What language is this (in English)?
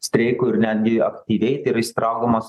Lithuanian